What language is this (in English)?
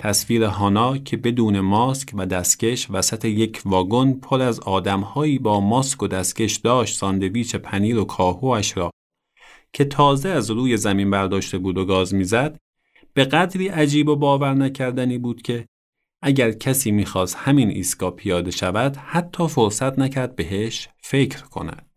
Persian